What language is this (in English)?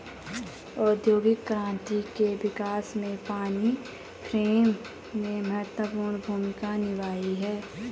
Hindi